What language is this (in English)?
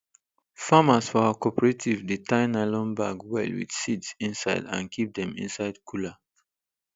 Nigerian Pidgin